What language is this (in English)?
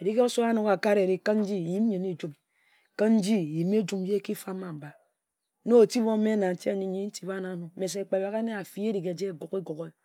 Ejagham